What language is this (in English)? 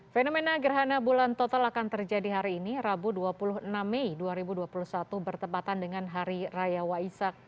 Indonesian